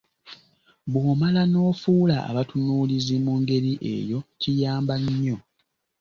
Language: Ganda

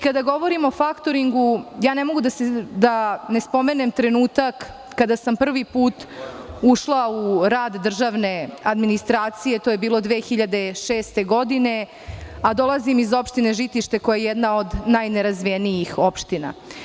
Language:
Serbian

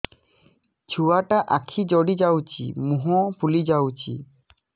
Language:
Odia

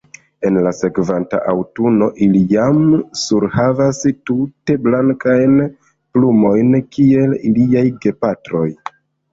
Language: Esperanto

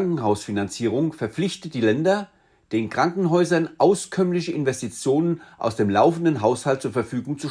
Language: German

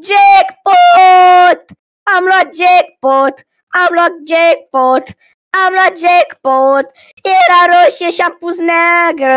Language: Romanian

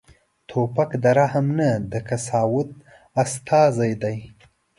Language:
Pashto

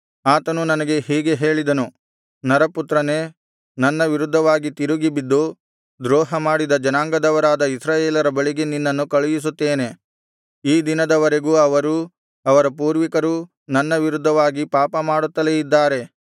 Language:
Kannada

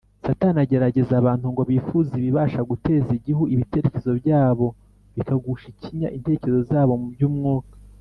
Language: Kinyarwanda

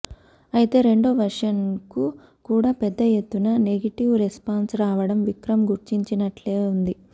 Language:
Telugu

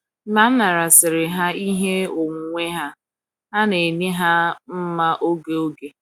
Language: Igbo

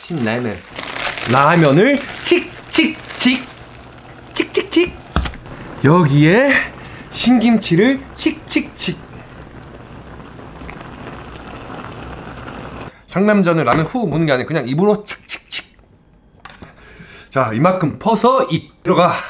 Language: Korean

